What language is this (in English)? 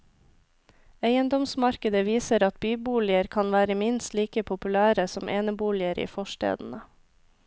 Norwegian